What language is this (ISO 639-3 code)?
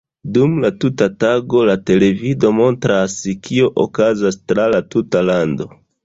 epo